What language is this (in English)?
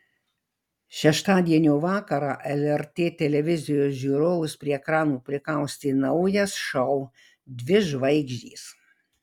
Lithuanian